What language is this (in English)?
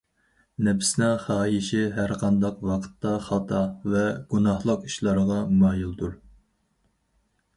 Uyghur